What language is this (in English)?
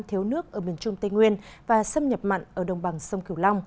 Vietnamese